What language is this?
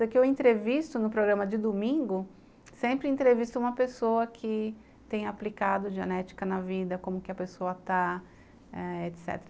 Portuguese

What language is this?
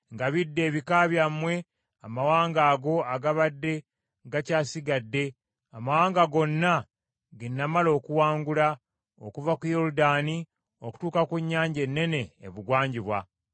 Ganda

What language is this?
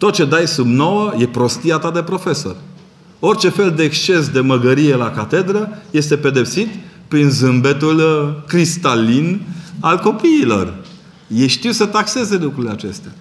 Romanian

